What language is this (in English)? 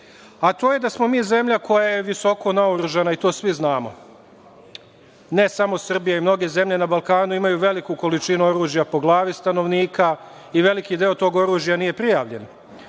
Serbian